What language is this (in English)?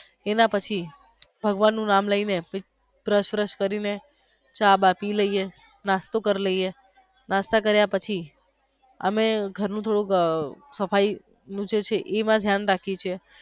Gujarati